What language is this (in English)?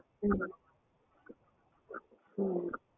Tamil